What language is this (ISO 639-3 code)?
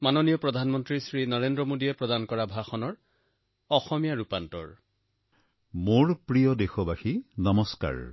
asm